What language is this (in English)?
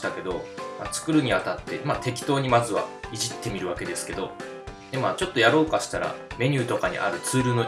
Japanese